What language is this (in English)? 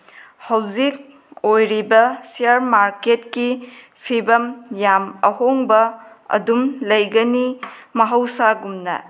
Manipuri